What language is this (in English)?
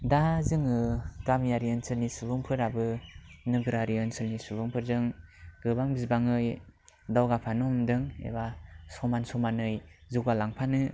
Bodo